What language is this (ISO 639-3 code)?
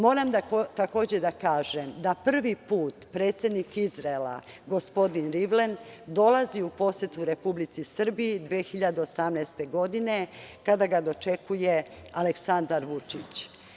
srp